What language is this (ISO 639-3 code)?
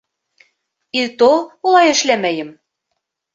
bak